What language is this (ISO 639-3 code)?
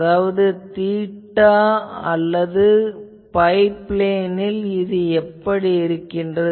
tam